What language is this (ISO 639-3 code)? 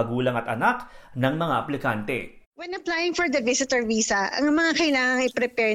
fil